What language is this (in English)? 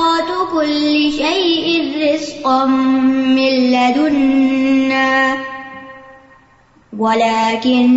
Urdu